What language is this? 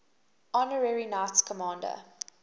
English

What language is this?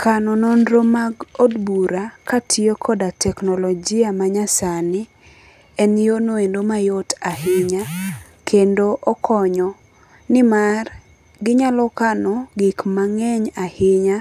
Luo (Kenya and Tanzania)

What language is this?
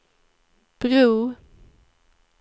Swedish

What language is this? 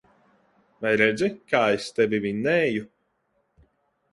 Latvian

